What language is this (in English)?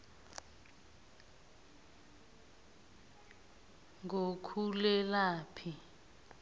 South Ndebele